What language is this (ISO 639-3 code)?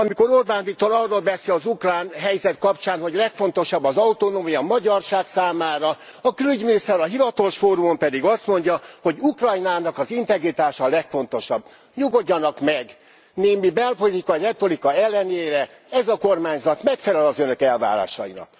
hun